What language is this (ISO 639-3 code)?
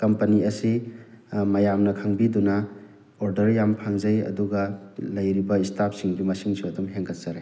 mni